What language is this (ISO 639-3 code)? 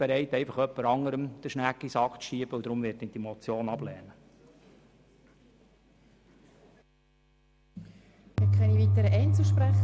gsw